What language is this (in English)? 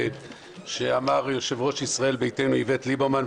Hebrew